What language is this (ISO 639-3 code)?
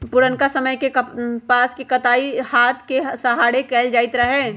mag